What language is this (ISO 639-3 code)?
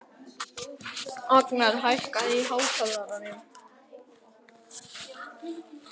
isl